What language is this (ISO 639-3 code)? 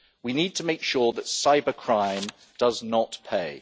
eng